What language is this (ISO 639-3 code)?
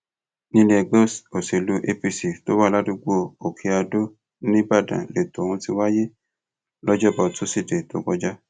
yor